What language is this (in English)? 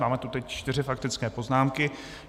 Czech